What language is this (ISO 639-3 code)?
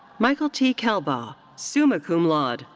eng